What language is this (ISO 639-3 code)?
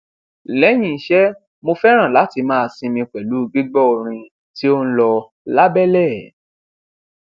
yor